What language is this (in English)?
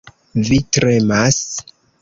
Esperanto